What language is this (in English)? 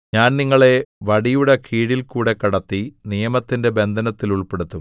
Malayalam